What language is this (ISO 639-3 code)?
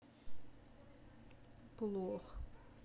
rus